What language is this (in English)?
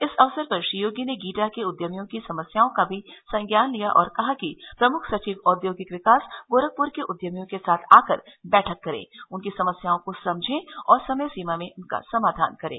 Hindi